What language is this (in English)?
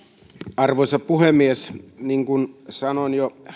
Finnish